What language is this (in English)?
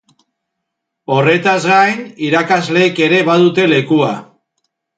Basque